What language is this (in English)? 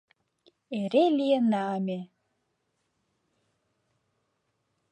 Mari